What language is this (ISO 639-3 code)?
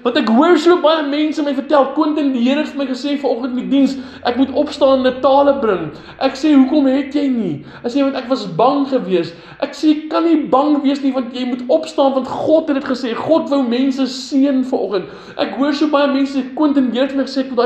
nld